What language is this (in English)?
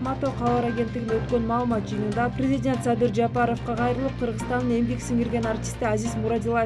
Turkish